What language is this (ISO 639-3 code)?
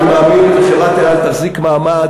heb